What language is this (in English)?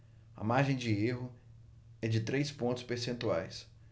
Portuguese